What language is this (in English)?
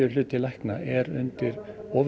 Icelandic